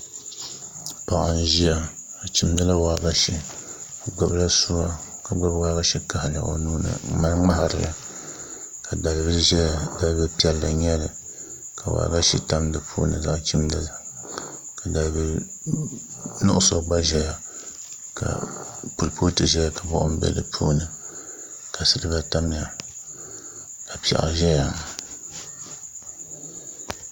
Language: Dagbani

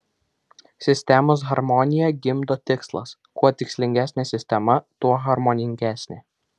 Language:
Lithuanian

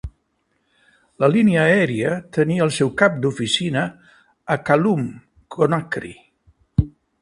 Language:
Catalan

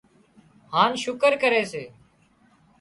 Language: Wadiyara Koli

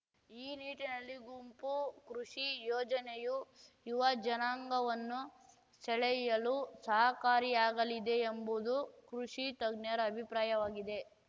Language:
Kannada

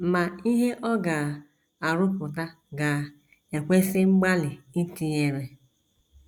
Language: Igbo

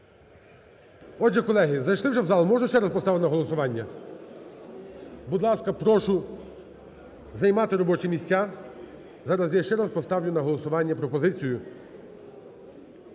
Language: Ukrainian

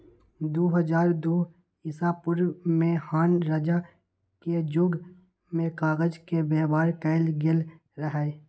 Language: Magahi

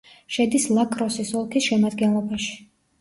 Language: Georgian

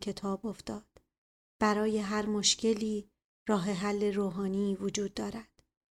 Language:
Persian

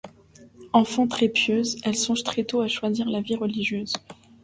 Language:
French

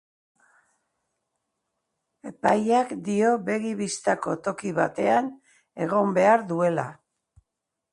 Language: Basque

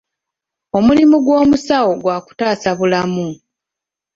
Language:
Ganda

